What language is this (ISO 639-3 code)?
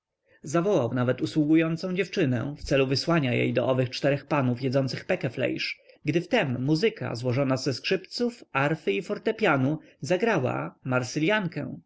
pol